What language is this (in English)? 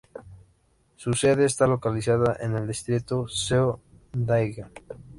Spanish